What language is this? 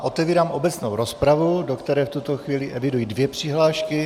Czech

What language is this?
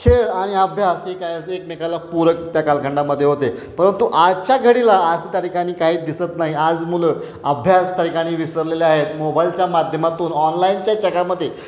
Marathi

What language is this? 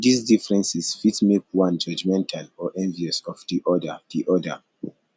Nigerian Pidgin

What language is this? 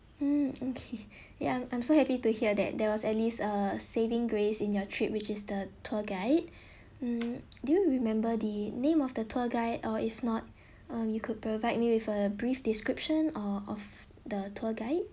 English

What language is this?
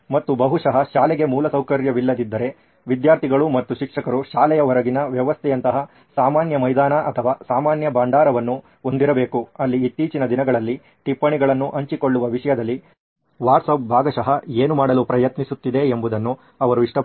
Kannada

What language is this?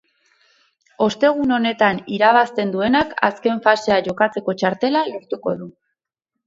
Basque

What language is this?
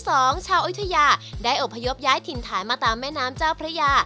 Thai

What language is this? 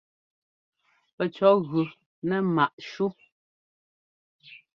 Ngomba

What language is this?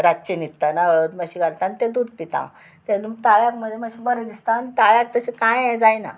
Konkani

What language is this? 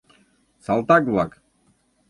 Mari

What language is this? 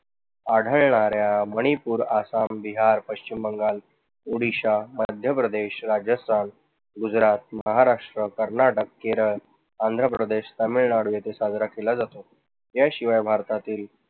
Marathi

